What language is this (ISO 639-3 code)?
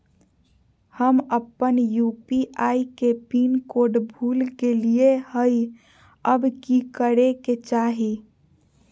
mag